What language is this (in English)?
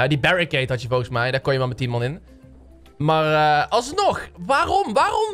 Dutch